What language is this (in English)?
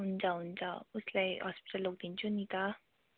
Nepali